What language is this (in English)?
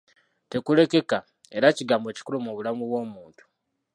Ganda